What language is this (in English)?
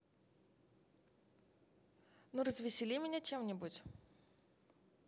Russian